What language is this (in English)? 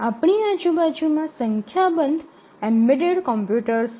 Gujarati